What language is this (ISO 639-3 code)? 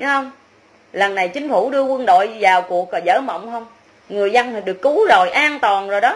vie